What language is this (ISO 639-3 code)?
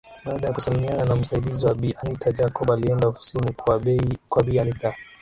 swa